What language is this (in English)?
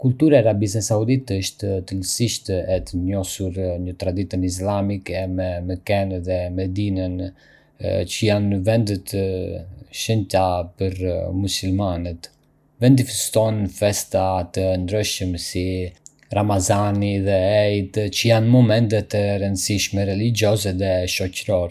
Arbëreshë Albanian